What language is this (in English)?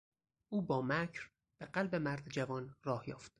Persian